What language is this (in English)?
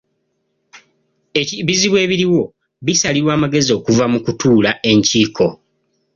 Ganda